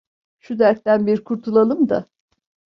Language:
Turkish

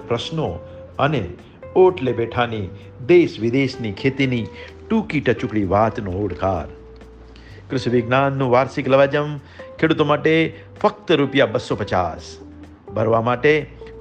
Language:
Gujarati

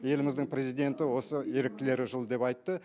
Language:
Kazakh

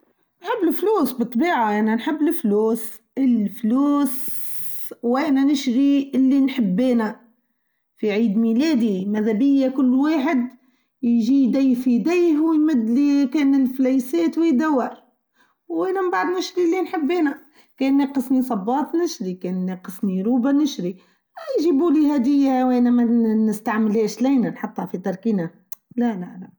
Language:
Tunisian Arabic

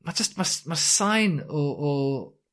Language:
Welsh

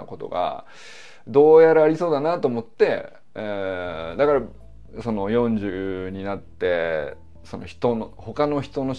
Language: Japanese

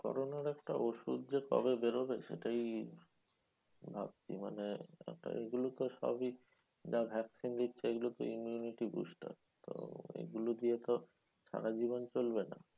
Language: Bangla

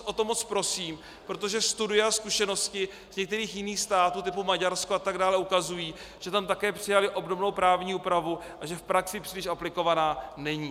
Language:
Czech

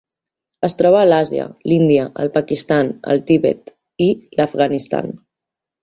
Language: Catalan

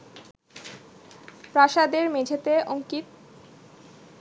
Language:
Bangla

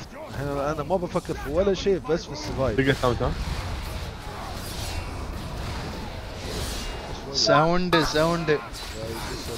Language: Arabic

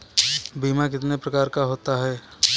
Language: Hindi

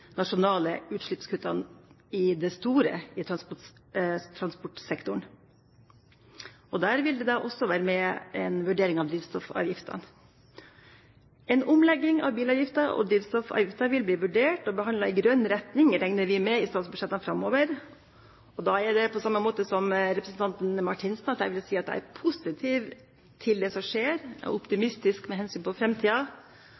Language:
Norwegian Bokmål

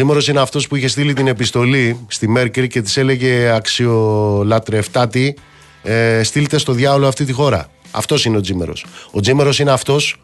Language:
Greek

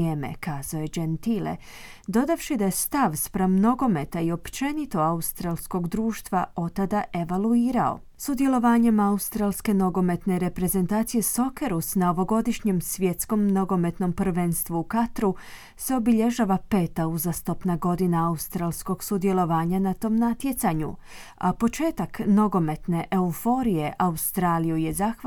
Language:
Croatian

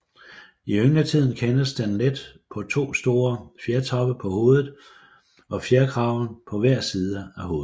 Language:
Danish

